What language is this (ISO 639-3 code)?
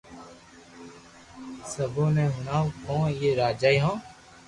lrk